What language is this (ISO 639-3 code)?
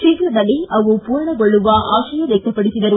kan